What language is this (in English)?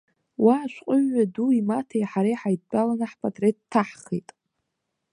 Abkhazian